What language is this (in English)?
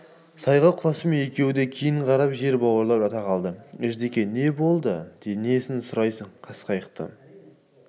Kazakh